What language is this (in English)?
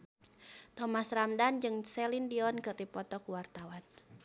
Sundanese